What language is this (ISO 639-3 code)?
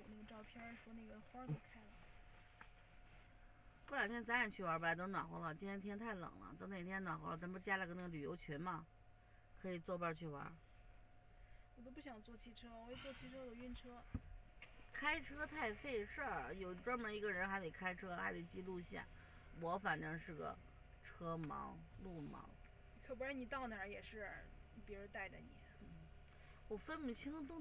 zho